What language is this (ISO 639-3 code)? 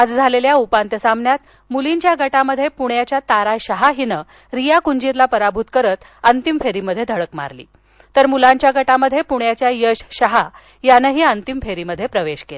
mar